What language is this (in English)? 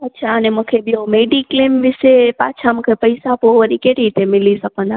Sindhi